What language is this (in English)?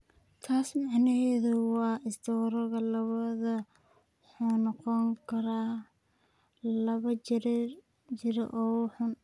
Somali